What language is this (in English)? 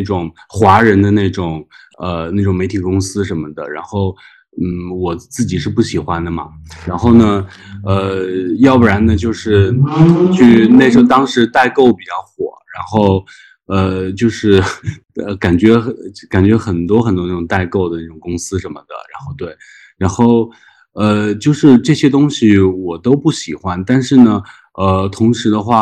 Chinese